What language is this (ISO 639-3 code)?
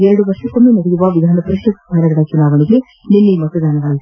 kan